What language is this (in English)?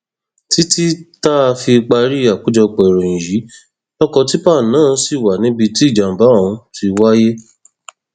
Yoruba